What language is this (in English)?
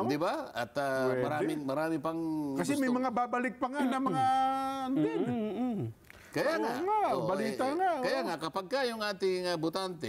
Filipino